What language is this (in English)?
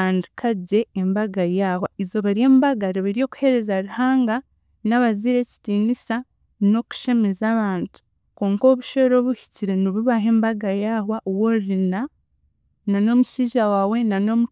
Chiga